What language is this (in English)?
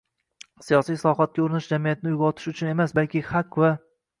Uzbek